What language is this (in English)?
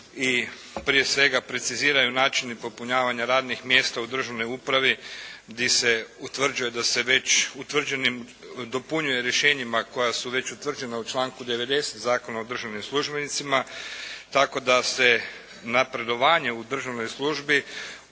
Croatian